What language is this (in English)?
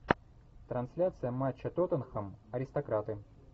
Russian